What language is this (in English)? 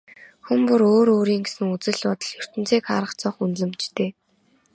Mongolian